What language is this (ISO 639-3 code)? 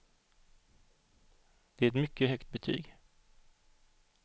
swe